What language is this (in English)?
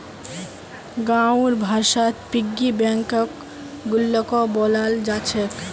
Magahi